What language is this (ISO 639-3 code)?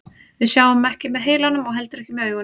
isl